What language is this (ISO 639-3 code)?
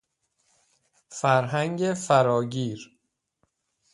fas